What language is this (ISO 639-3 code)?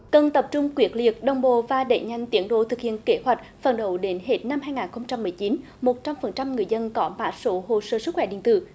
vie